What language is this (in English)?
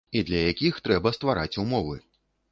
Belarusian